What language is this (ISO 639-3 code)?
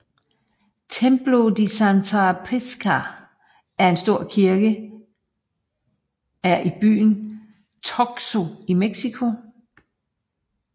dan